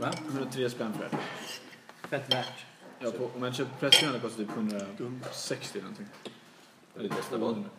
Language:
Swedish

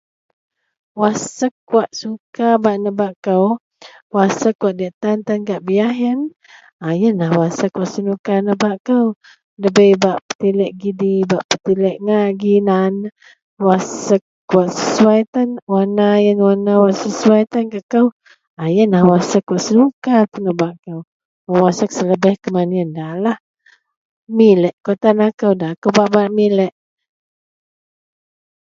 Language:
Central Melanau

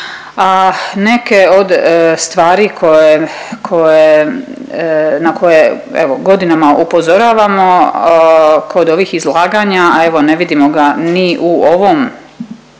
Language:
Croatian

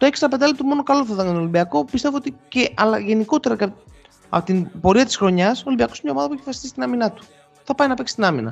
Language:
Greek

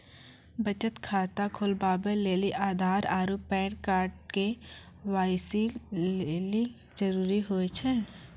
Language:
Maithili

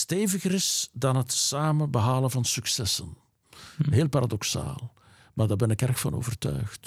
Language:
Dutch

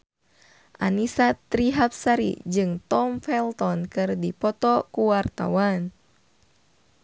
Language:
Sundanese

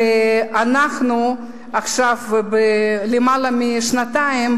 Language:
Hebrew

